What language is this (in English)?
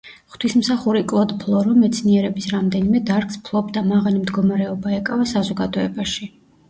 Georgian